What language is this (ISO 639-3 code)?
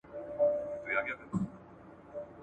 pus